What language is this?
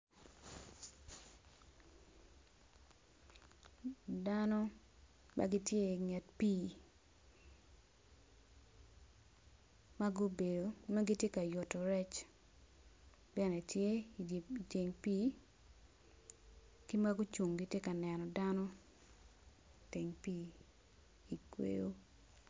Acoli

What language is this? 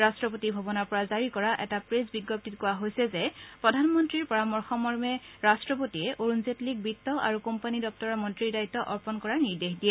Assamese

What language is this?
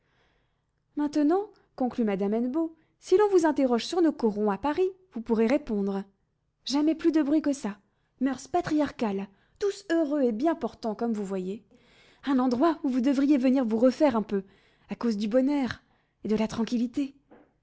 French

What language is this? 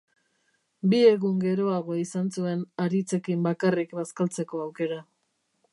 Basque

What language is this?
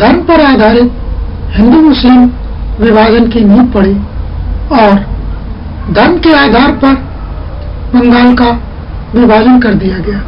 Hindi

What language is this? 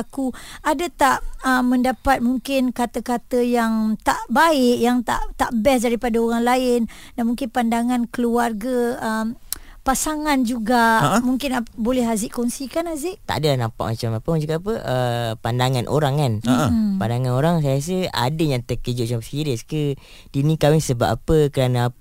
Malay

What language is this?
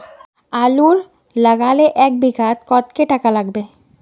Magahi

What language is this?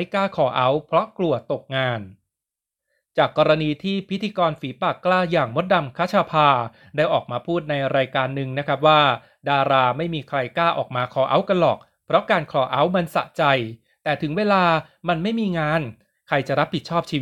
Thai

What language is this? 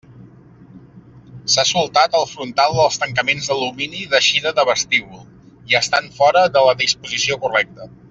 Catalan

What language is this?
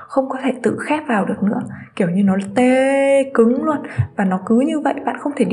Vietnamese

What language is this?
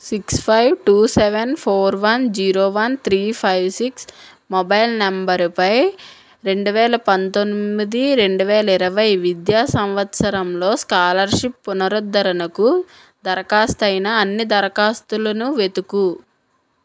Telugu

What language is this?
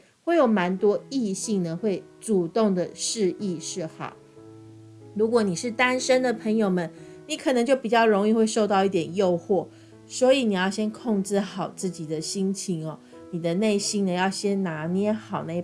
Chinese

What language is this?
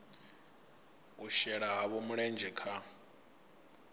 Venda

